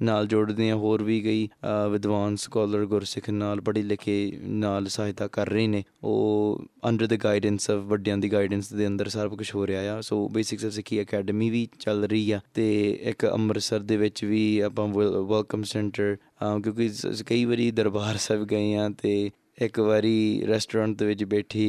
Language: Punjabi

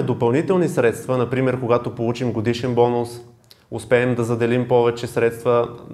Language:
Bulgarian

